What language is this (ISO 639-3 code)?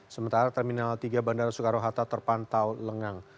ind